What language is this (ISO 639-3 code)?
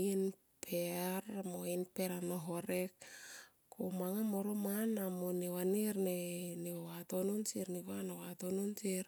tqp